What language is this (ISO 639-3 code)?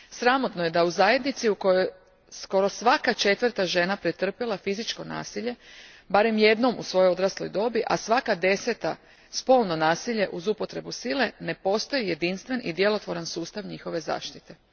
hrv